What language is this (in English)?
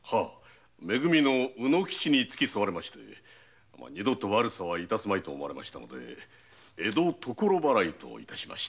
Japanese